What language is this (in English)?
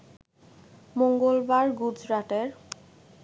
Bangla